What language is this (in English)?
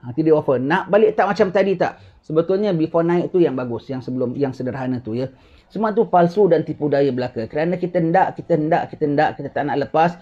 Malay